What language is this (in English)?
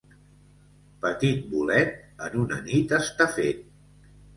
Catalan